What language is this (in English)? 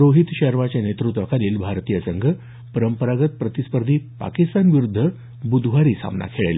Marathi